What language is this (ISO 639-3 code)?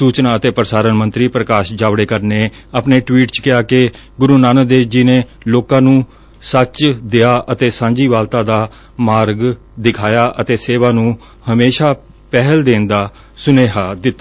pan